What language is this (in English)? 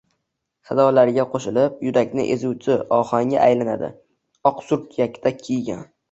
Uzbek